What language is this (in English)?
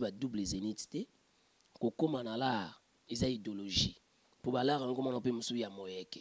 French